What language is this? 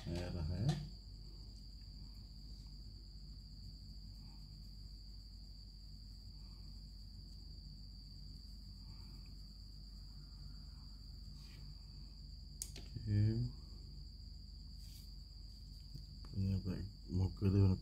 Malay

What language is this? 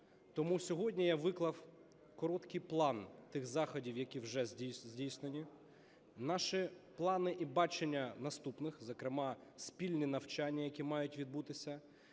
Ukrainian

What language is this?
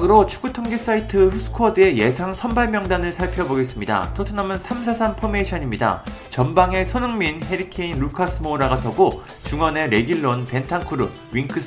Korean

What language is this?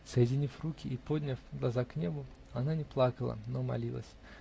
Russian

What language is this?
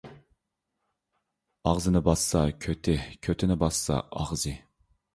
Uyghur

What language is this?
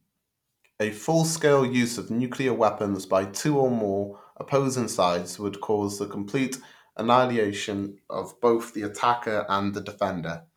English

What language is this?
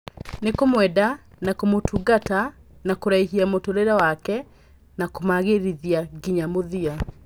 Kikuyu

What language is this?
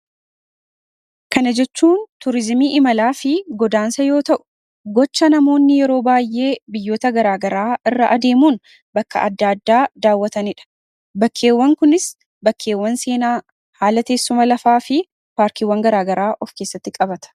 Oromo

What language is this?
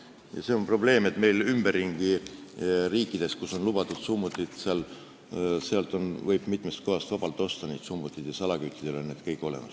Estonian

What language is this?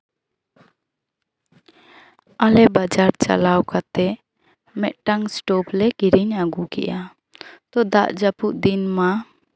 Santali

